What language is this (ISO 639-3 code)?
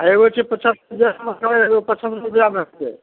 mai